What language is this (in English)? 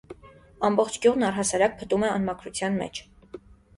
Armenian